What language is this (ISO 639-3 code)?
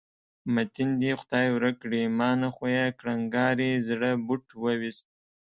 pus